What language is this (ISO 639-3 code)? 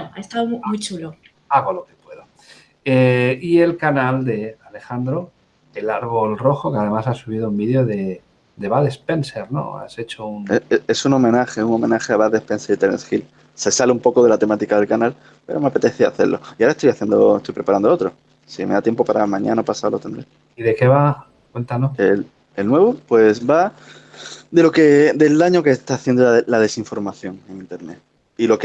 spa